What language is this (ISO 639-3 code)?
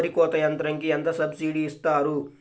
tel